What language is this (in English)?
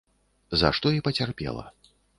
Belarusian